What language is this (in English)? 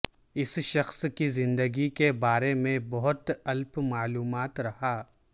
Urdu